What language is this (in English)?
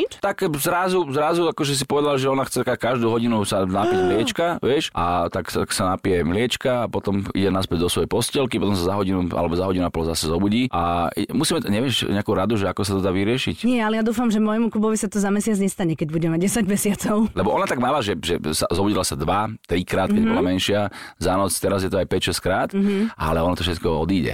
Slovak